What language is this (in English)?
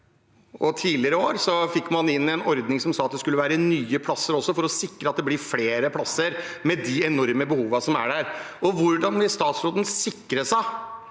Norwegian